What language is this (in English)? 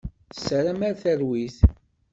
Kabyle